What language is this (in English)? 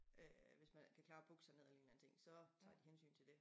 Danish